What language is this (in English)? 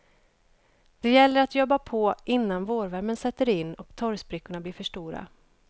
Swedish